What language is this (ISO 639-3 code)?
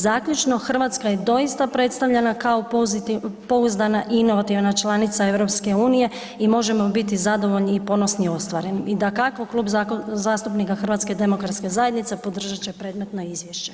hrv